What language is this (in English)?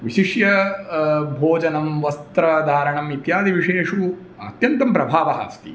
Sanskrit